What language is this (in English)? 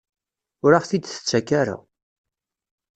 Kabyle